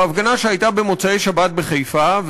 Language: Hebrew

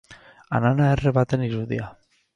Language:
Basque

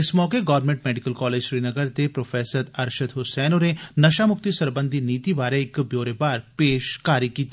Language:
Dogri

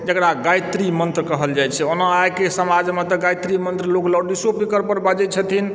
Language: Maithili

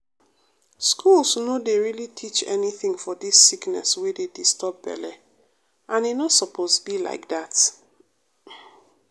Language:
Nigerian Pidgin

